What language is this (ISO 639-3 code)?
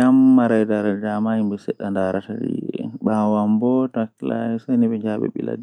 fuh